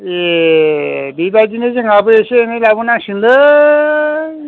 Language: Bodo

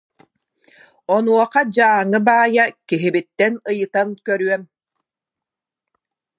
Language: Yakut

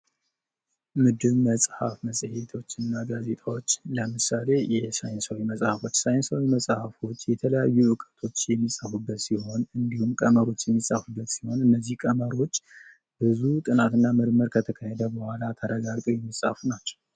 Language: Amharic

